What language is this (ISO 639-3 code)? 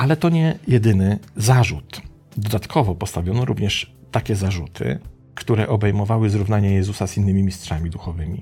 pol